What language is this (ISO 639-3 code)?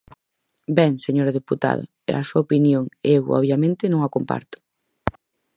glg